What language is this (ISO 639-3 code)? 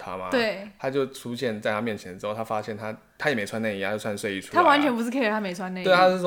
zho